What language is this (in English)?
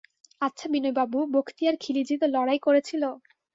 Bangla